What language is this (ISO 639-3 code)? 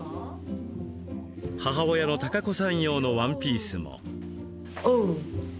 jpn